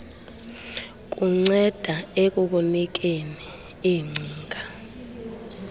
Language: Xhosa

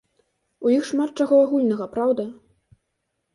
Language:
Belarusian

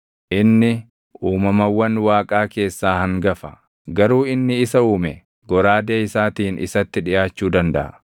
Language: Oromo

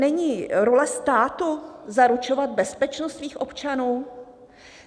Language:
Czech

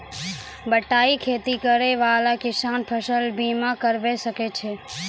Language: Maithili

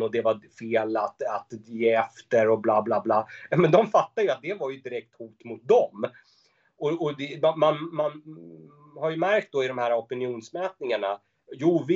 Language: Swedish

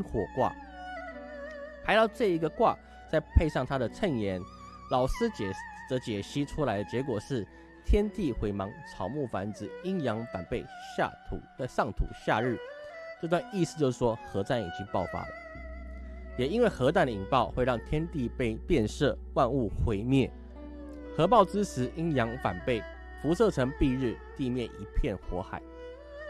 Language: Chinese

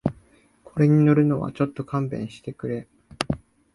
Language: Japanese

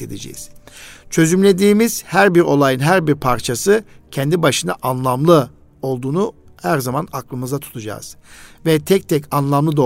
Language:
Turkish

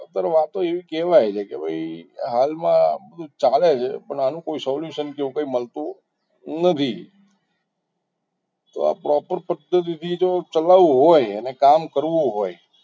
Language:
Gujarati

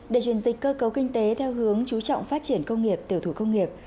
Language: Vietnamese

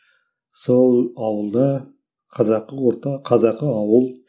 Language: Kazakh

